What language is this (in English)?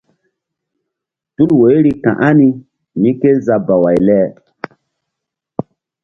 Mbum